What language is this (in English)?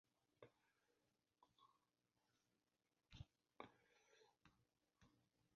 Western Frisian